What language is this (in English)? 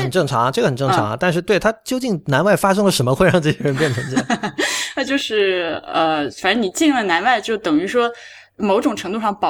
Chinese